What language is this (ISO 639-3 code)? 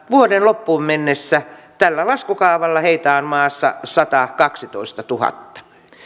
fin